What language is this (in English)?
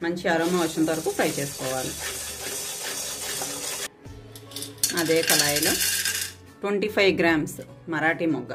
Hindi